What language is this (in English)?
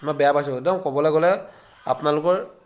Assamese